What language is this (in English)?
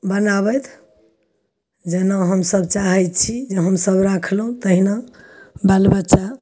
Maithili